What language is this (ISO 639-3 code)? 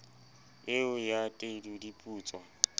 sot